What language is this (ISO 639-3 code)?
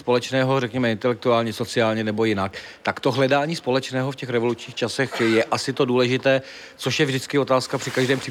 ces